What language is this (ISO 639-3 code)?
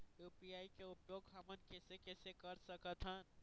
hne